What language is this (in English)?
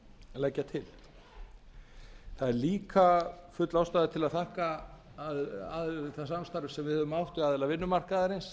Icelandic